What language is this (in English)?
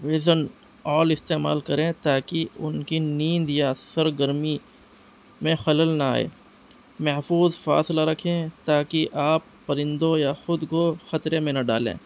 Urdu